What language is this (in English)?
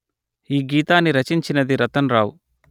Telugu